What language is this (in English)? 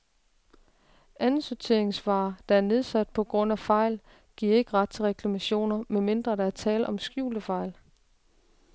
Danish